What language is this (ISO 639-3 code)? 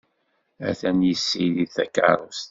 kab